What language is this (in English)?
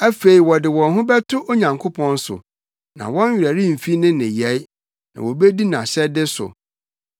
Akan